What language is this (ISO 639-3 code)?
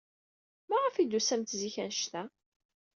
kab